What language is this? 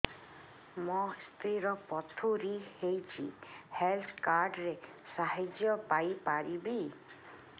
Odia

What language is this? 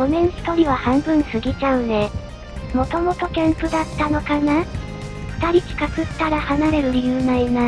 Japanese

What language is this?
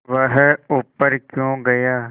Hindi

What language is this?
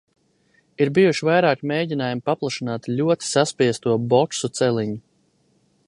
Latvian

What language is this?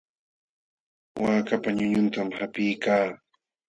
Jauja Wanca Quechua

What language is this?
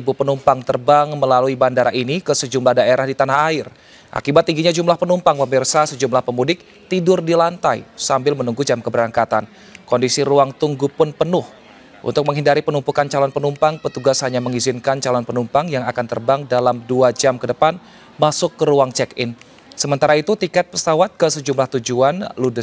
Indonesian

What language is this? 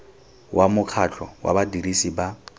Tswana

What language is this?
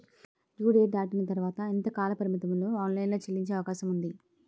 Telugu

